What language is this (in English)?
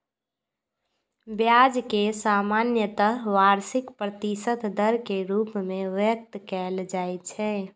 Maithili